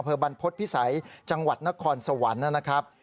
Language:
Thai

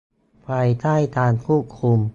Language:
Thai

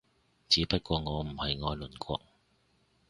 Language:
Cantonese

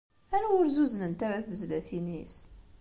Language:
Kabyle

